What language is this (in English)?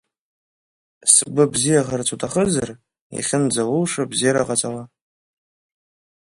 Abkhazian